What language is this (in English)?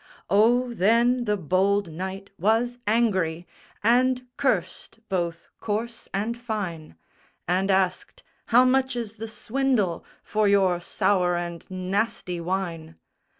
English